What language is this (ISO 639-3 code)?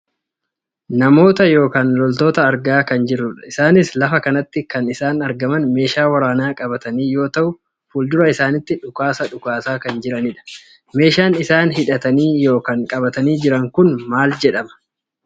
orm